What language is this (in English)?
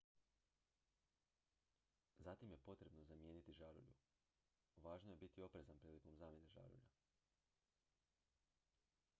Croatian